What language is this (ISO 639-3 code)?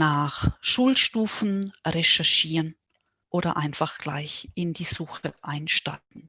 deu